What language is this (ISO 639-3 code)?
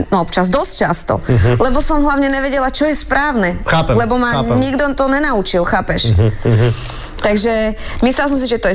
slk